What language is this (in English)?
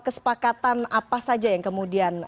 Indonesian